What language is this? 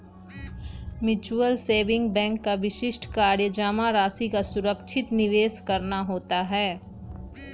Magahi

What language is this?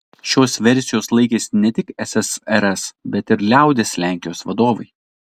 Lithuanian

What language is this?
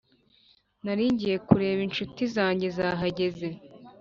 Kinyarwanda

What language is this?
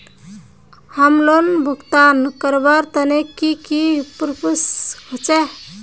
Magahi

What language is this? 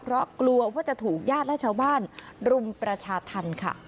Thai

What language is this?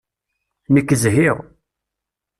Kabyle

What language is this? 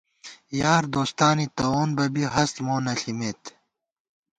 Gawar-Bati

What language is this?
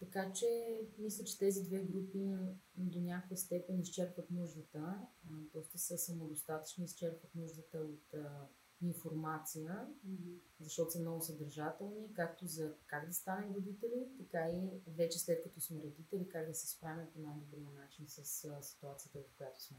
Bulgarian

